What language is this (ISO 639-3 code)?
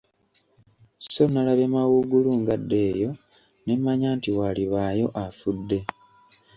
lug